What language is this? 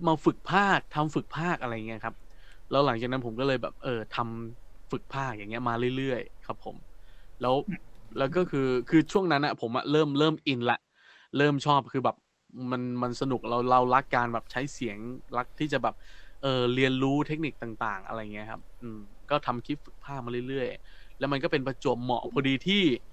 Thai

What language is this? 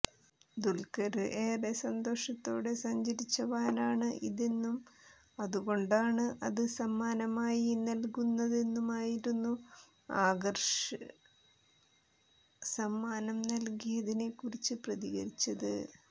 Malayalam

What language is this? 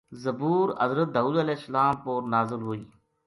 Gujari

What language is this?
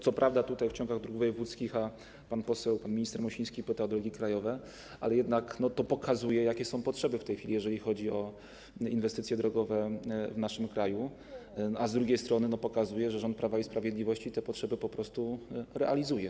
Polish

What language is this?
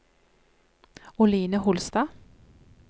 Norwegian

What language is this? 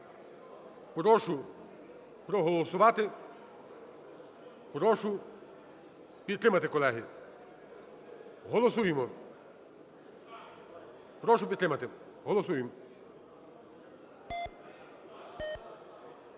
Ukrainian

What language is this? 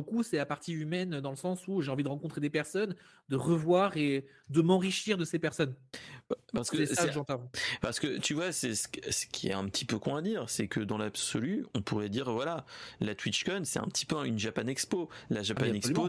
French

